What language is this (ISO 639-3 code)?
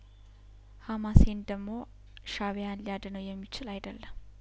amh